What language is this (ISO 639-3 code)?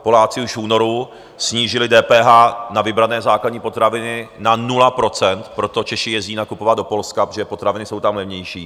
ces